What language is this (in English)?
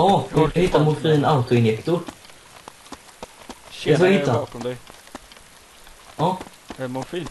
Swedish